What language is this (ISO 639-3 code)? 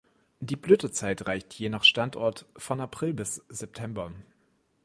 deu